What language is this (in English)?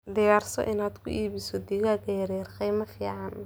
Somali